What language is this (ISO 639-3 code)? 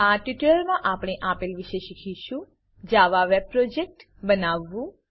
guj